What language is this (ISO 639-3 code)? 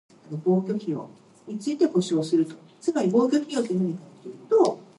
eng